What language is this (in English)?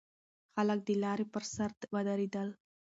Pashto